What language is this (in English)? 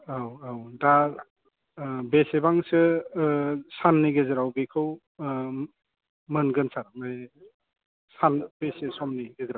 Bodo